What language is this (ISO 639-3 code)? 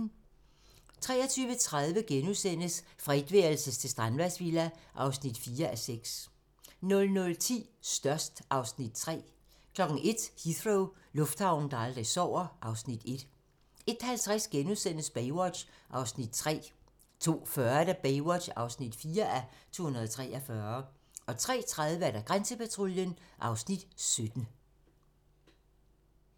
dan